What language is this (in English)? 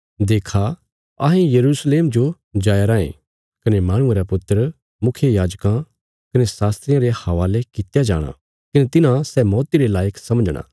Bilaspuri